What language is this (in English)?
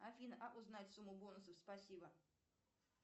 Russian